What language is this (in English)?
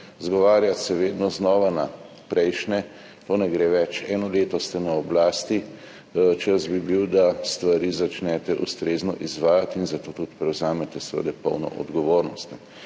Slovenian